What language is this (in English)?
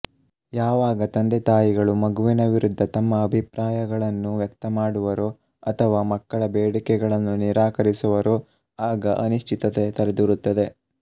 Kannada